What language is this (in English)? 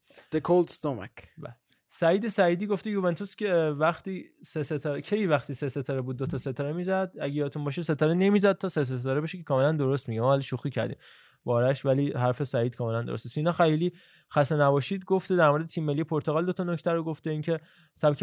Persian